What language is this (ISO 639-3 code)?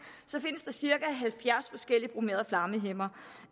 dan